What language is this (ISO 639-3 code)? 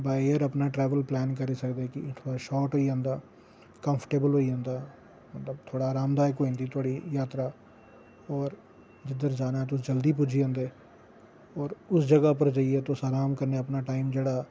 doi